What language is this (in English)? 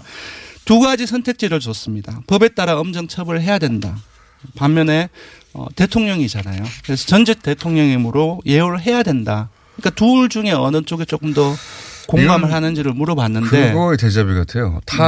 Korean